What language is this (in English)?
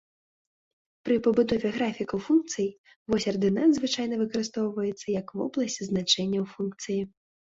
Belarusian